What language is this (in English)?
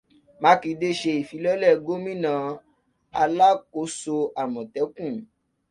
Yoruba